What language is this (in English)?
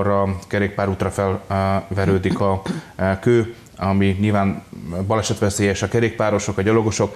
Hungarian